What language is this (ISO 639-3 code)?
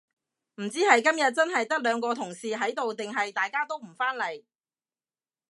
yue